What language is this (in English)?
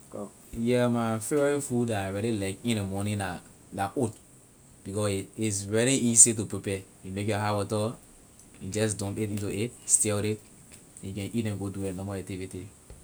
Liberian English